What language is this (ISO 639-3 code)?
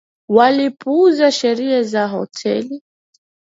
swa